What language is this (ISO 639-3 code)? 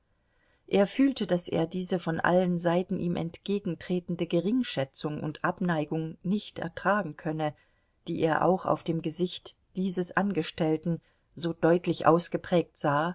deu